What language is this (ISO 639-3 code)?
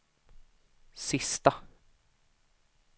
swe